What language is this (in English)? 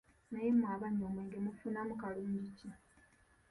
Ganda